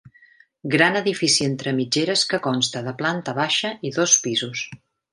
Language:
Catalan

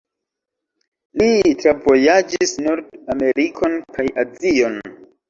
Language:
Esperanto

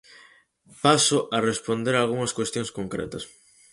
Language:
Galician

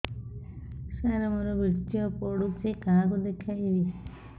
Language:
Odia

